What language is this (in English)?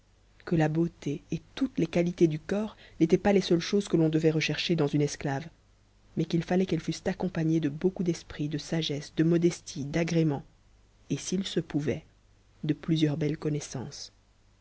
French